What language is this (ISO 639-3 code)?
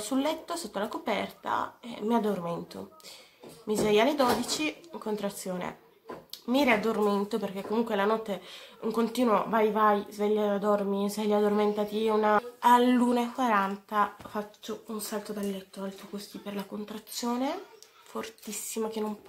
ita